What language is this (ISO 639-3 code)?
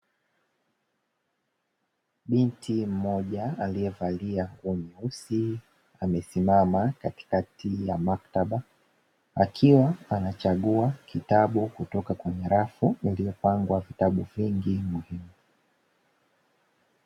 swa